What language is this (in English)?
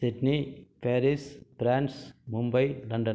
Tamil